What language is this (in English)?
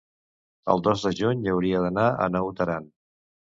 Catalan